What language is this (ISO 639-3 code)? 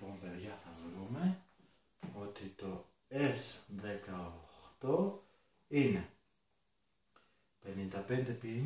ell